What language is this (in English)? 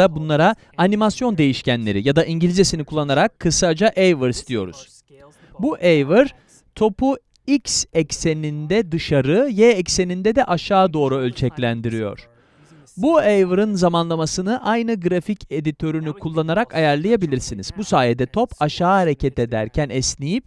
Turkish